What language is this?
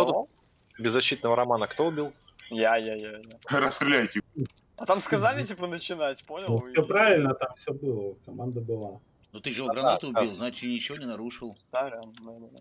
Russian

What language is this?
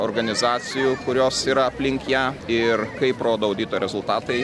Lithuanian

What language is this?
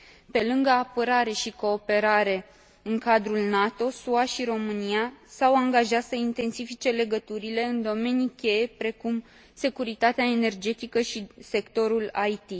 Romanian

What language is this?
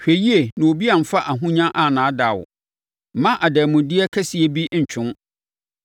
Akan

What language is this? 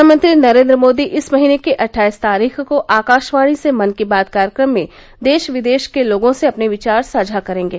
Hindi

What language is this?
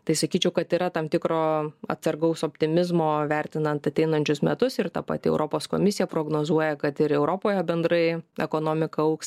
Lithuanian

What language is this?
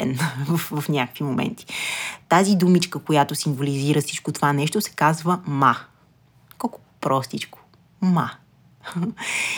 Bulgarian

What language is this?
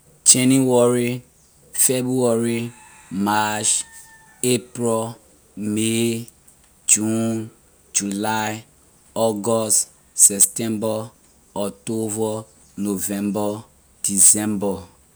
Liberian English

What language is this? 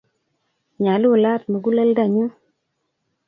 Kalenjin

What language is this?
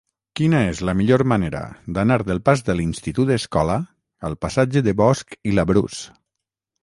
Catalan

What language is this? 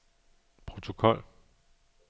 Danish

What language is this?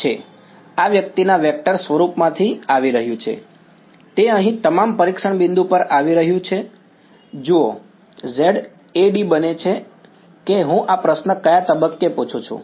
Gujarati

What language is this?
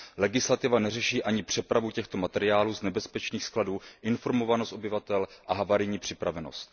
Czech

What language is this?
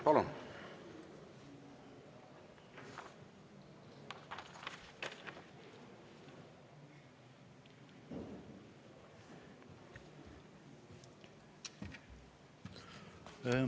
Estonian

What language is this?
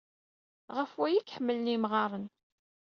Kabyle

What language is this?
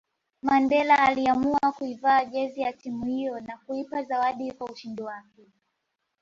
Swahili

